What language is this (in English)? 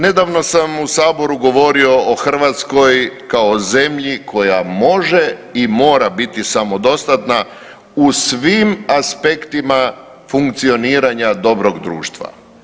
Croatian